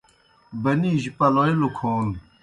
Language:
Kohistani Shina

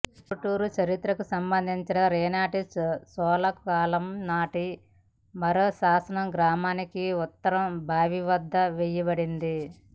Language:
Telugu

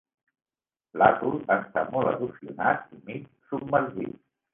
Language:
Catalan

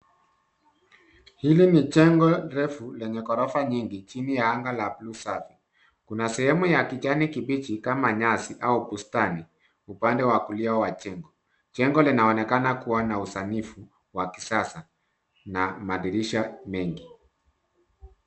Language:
Swahili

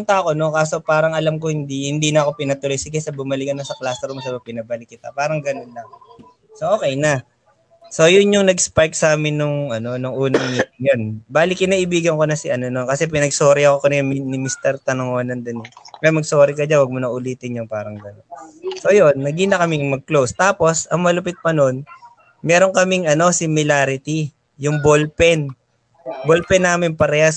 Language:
Filipino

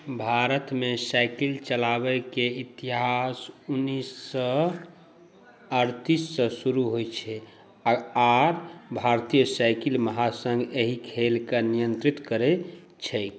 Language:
Maithili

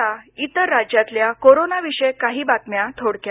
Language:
Marathi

